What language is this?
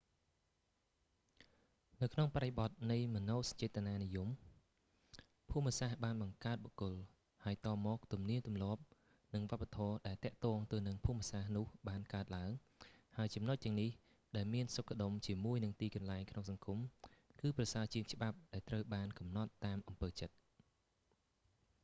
Khmer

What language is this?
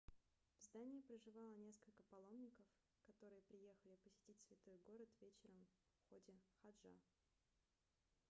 Russian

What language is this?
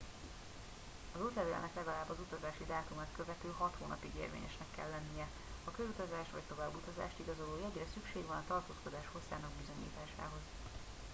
Hungarian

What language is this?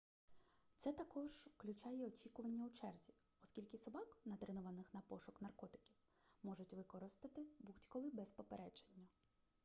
Ukrainian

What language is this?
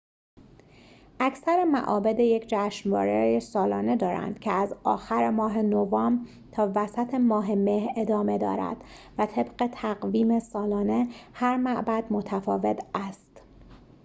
Persian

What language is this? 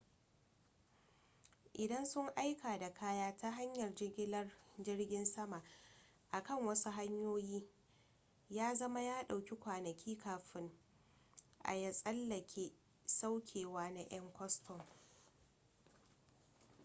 Hausa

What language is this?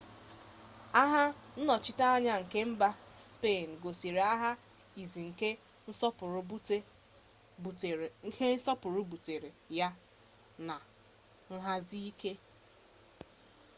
Igbo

